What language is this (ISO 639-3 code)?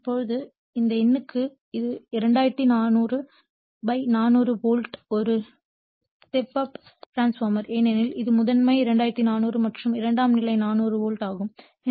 tam